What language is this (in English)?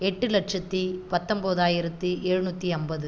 Tamil